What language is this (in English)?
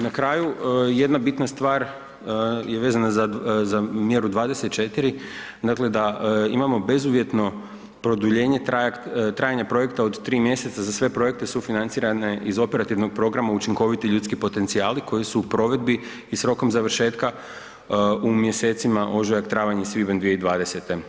Croatian